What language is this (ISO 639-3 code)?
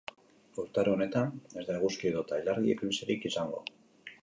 eus